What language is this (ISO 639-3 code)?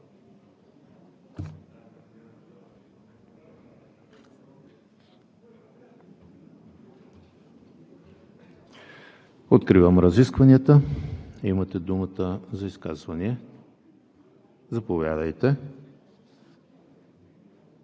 bul